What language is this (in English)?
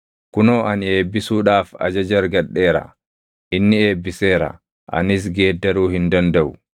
Oromo